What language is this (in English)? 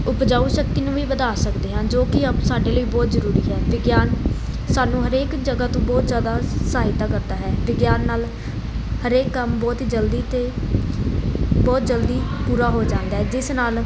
Punjabi